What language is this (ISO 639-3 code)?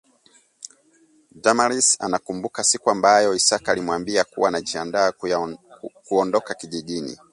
swa